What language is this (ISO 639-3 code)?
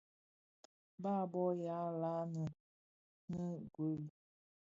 ksf